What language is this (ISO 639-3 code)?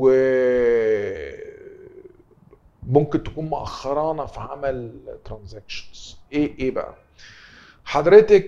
ara